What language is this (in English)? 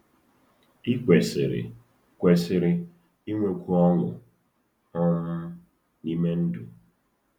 Igbo